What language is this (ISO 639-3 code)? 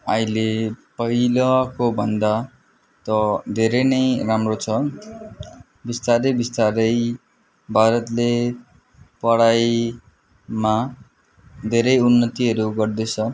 nep